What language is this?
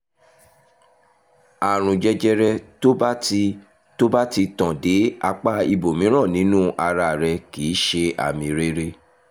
Yoruba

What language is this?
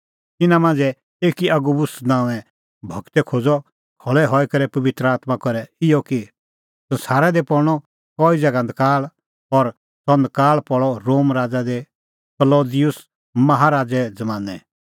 Kullu Pahari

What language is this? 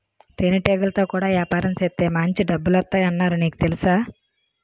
Telugu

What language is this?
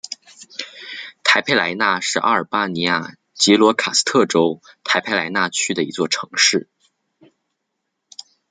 Chinese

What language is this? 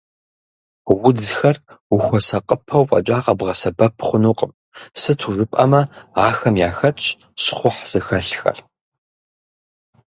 Kabardian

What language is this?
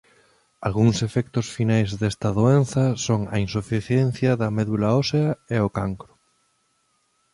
Galician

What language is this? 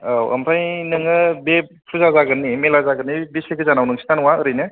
Bodo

